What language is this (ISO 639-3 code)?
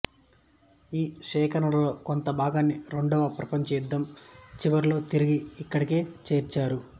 tel